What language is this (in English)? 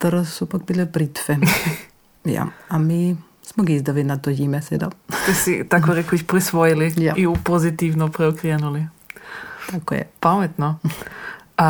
Croatian